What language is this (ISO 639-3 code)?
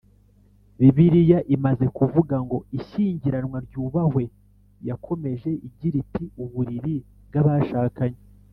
kin